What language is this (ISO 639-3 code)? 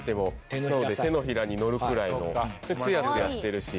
jpn